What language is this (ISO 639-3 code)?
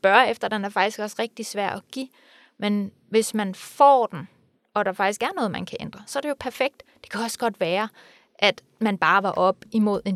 dan